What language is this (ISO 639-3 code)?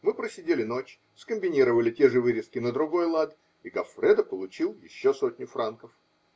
rus